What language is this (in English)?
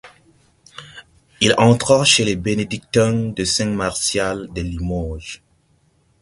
French